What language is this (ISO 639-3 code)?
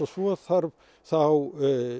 isl